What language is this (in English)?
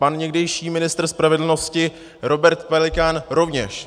Czech